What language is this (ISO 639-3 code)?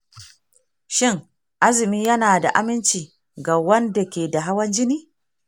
hau